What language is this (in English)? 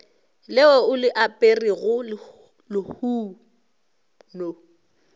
Northern Sotho